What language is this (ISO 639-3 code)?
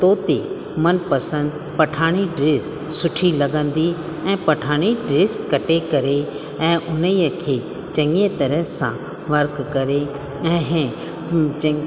snd